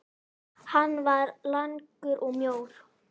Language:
Icelandic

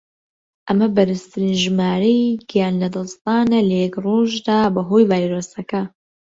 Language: Central Kurdish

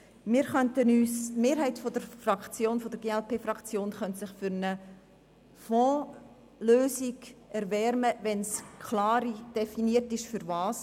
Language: Swiss German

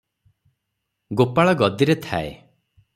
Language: Odia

